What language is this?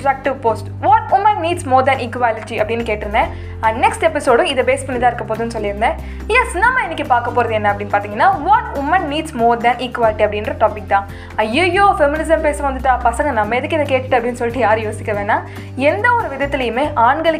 Tamil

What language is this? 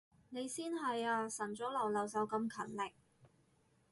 Cantonese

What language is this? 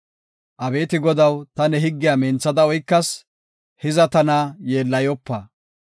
Gofa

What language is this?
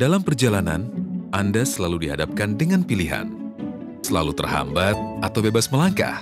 Indonesian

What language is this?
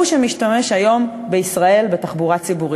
Hebrew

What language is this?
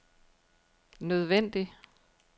Danish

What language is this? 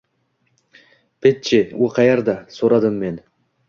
Uzbek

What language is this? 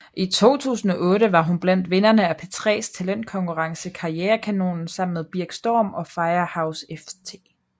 Danish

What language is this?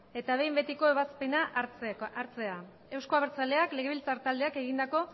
Basque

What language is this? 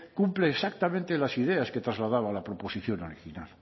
Spanish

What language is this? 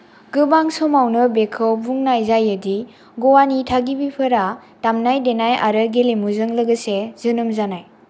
Bodo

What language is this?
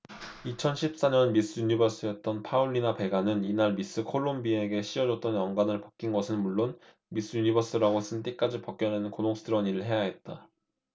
Korean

